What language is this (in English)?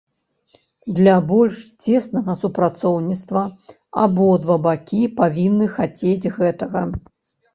Belarusian